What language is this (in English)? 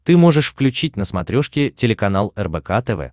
Russian